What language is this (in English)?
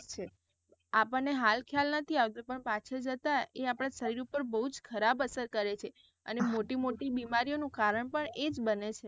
Gujarati